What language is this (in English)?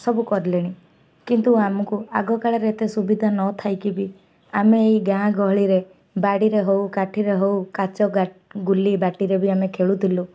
Odia